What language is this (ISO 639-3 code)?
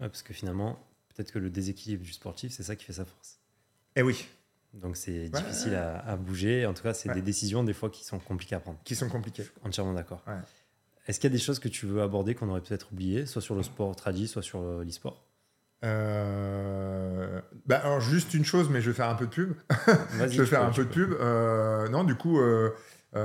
fra